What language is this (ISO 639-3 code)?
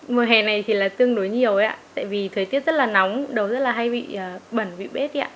vie